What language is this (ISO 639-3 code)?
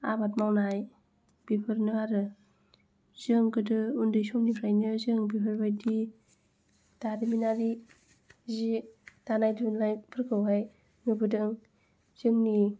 brx